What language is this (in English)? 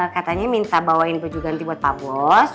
Indonesian